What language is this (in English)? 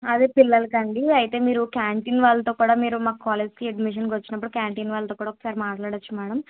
Telugu